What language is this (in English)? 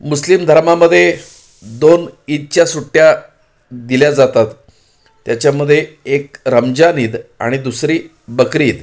Marathi